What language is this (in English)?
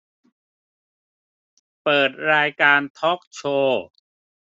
Thai